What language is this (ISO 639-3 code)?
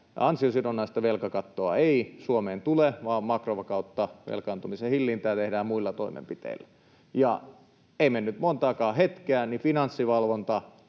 fin